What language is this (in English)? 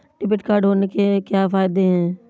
Hindi